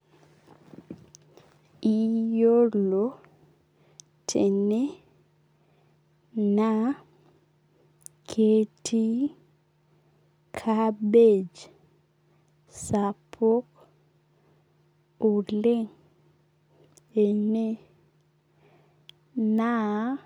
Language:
Masai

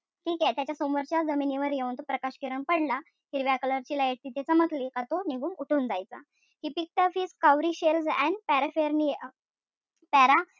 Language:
Marathi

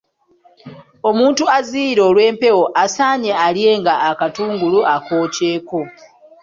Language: Ganda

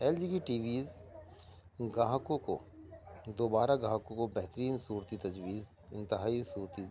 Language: Urdu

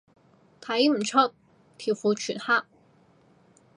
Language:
Cantonese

